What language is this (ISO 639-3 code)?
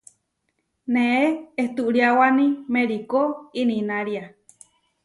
var